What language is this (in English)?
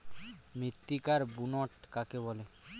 Bangla